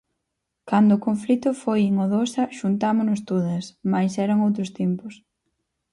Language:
Galician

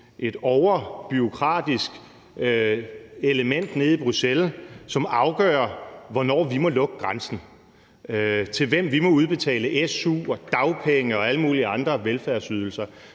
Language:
Danish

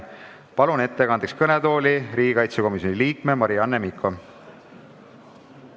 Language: Estonian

